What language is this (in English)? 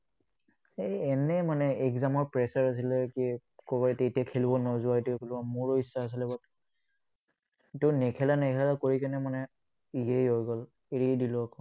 Assamese